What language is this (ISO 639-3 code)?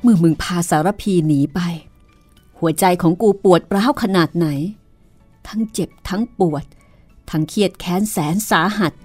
tha